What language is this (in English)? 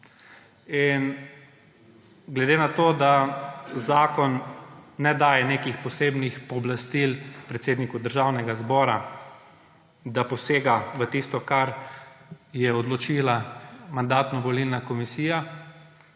Slovenian